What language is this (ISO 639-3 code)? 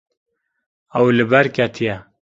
kur